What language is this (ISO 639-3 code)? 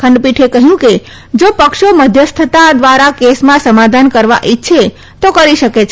guj